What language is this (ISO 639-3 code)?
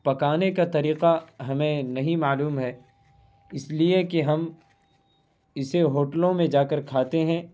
urd